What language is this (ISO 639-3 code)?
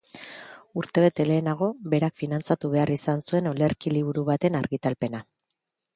eus